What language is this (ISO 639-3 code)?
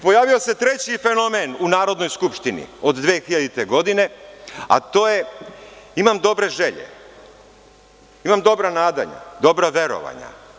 srp